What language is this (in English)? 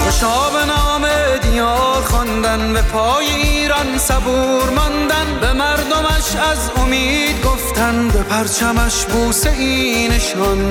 Persian